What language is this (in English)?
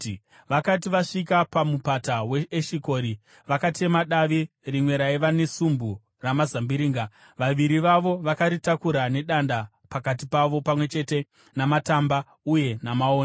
Shona